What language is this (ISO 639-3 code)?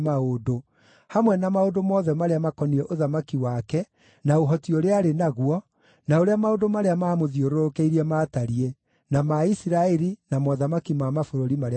kik